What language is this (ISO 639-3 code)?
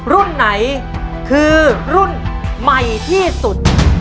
tha